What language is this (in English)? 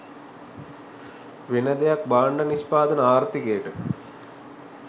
Sinhala